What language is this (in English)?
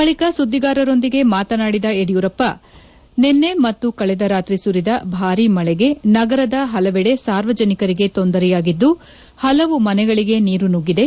Kannada